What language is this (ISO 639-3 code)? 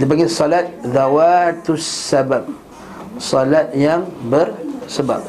msa